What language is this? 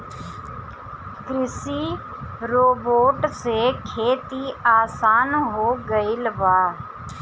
Bhojpuri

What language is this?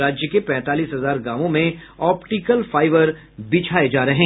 Hindi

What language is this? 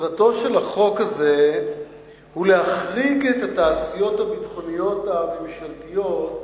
Hebrew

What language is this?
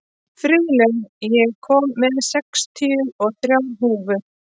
Icelandic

